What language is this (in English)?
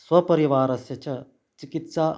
Sanskrit